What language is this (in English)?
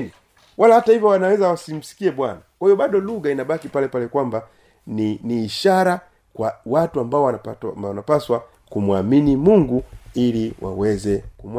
Swahili